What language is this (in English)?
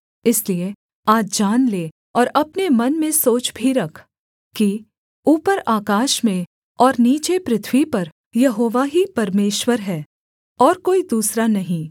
Hindi